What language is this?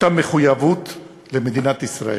Hebrew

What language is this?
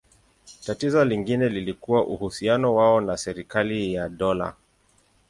Swahili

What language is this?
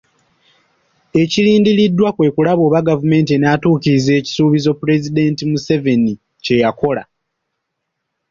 Ganda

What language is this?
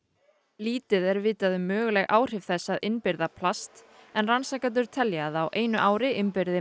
Icelandic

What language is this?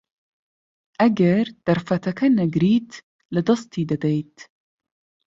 Central Kurdish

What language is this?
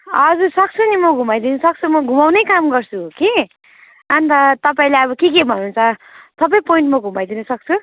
Nepali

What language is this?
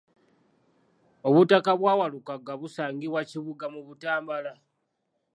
Ganda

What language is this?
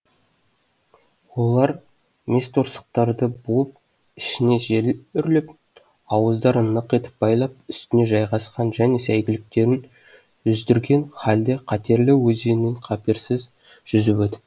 Kazakh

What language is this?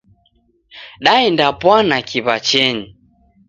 Taita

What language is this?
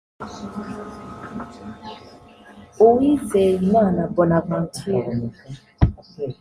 Kinyarwanda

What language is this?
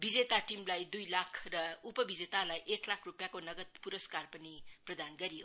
Nepali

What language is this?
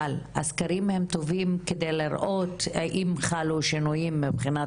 Hebrew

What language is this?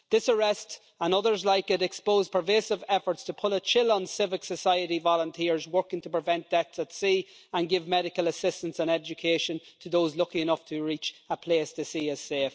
English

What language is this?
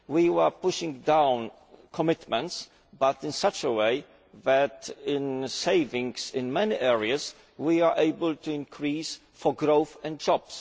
English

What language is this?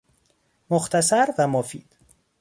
Persian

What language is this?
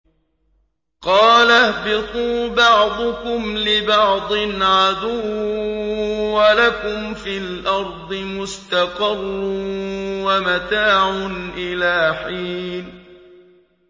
Arabic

